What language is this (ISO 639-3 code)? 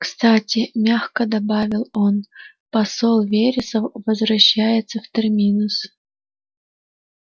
rus